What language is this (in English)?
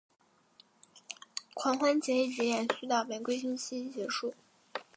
Chinese